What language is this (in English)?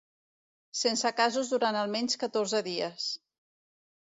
Catalan